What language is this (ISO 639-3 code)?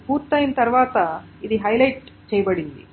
tel